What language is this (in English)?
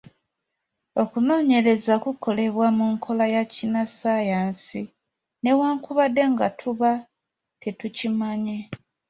Ganda